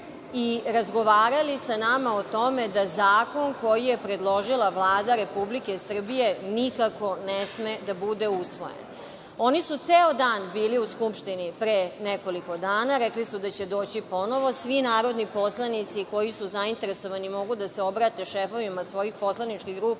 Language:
Serbian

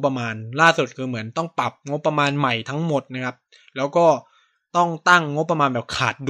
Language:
Thai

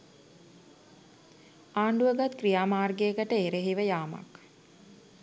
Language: Sinhala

